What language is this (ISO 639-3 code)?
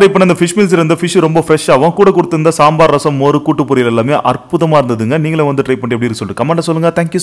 tur